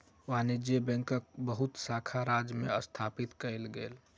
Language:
Maithili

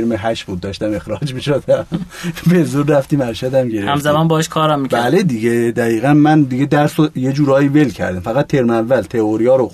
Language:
Persian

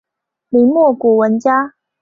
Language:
Chinese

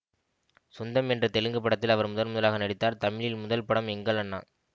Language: Tamil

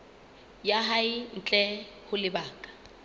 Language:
Southern Sotho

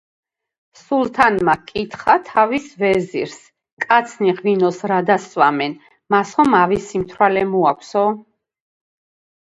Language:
Georgian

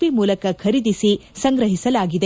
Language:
Kannada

